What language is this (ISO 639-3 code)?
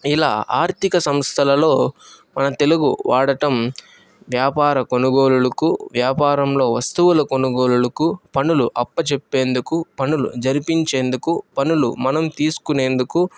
tel